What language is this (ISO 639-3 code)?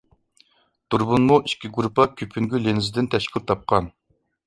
uig